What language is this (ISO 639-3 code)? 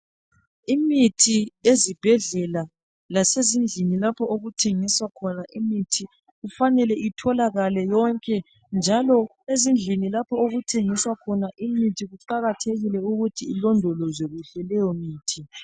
nde